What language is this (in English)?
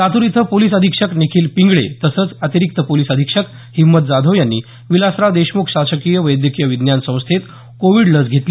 Marathi